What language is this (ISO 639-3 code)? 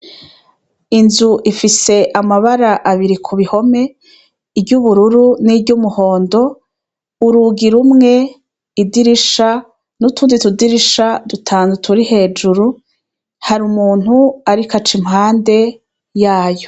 run